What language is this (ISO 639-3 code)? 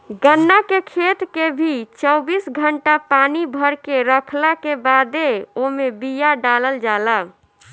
bho